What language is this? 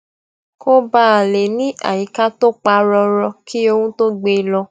Yoruba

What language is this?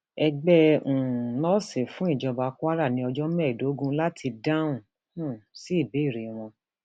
Yoruba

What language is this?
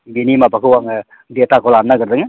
Bodo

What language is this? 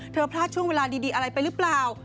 Thai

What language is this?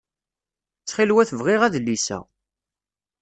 Kabyle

